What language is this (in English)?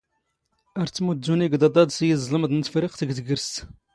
Standard Moroccan Tamazight